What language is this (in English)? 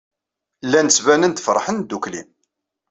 Kabyle